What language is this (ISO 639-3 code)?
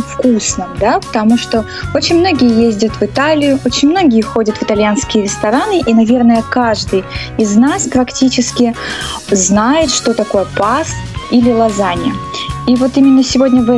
rus